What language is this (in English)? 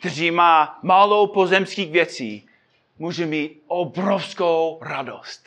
Czech